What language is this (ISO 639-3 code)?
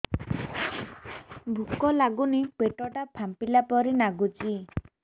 ori